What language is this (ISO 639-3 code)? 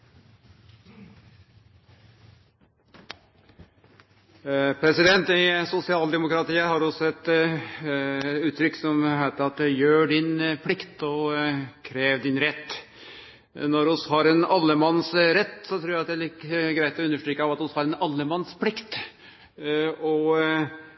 nno